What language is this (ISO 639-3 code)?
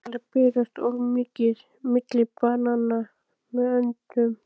isl